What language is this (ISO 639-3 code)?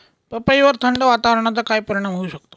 mar